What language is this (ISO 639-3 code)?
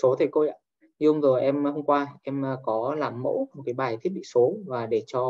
vie